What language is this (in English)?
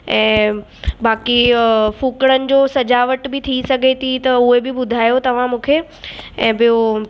Sindhi